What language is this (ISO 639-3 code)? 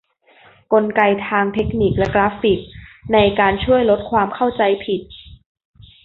tha